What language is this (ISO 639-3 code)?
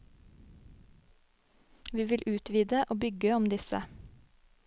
nor